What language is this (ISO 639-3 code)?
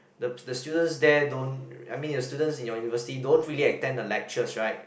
eng